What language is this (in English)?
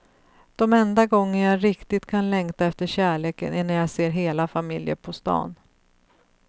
Swedish